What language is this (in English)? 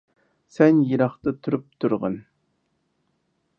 Uyghur